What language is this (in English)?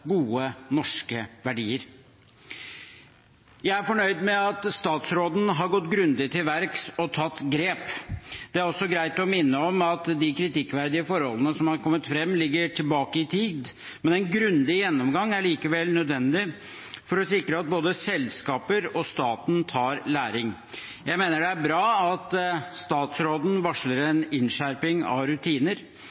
Norwegian Bokmål